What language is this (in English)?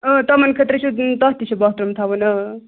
Kashmiri